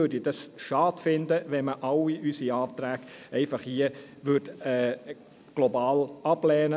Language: Swiss German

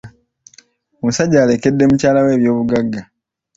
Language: Ganda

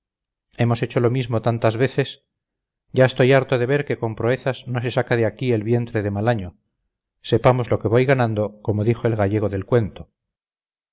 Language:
Spanish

